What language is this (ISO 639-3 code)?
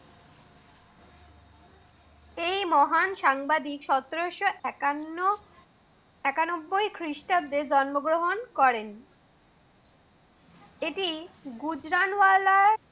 ben